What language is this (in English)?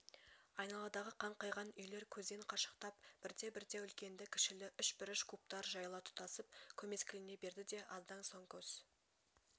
Kazakh